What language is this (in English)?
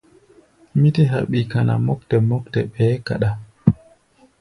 Gbaya